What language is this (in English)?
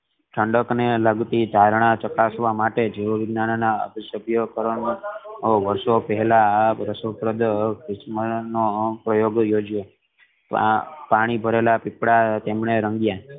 Gujarati